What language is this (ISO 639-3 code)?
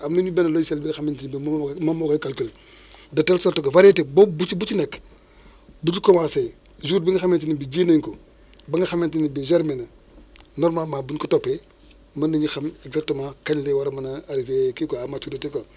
wol